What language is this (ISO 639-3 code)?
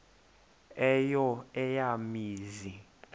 xho